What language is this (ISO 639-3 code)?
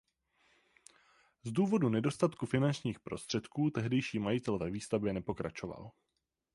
ces